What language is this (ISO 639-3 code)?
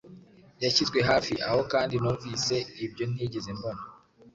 kin